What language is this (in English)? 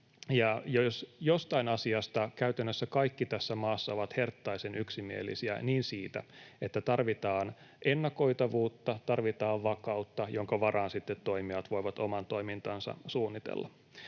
Finnish